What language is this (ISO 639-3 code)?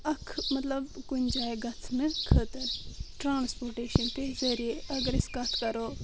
kas